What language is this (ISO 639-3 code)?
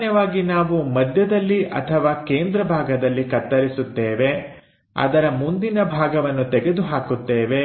kan